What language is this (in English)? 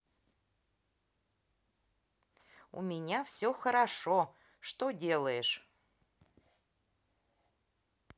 Russian